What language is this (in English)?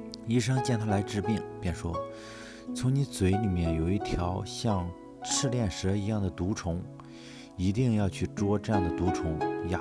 Chinese